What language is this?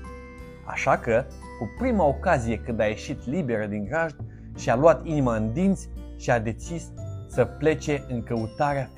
Romanian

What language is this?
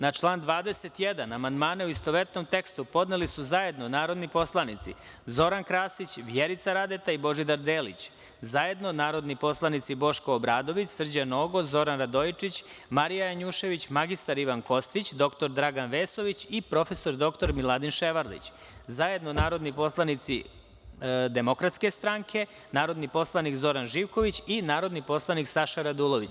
Serbian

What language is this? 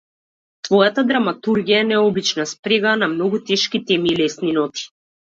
Macedonian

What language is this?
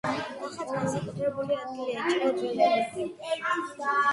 Georgian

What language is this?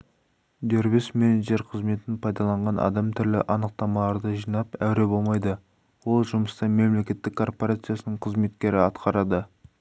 Kazakh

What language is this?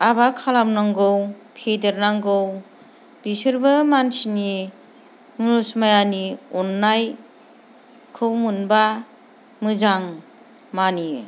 Bodo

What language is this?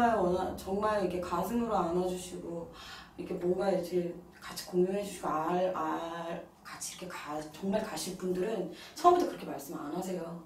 Korean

